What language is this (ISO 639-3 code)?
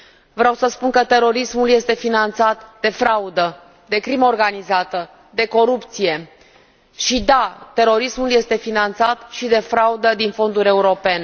ron